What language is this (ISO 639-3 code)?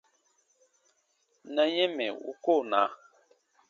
bba